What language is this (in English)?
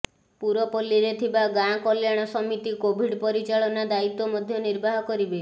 Odia